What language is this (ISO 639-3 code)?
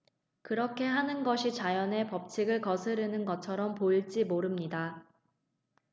kor